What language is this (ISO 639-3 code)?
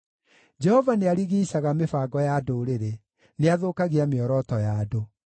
kik